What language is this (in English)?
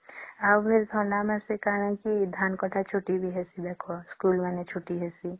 Odia